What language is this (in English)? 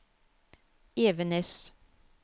Norwegian